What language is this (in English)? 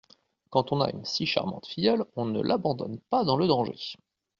French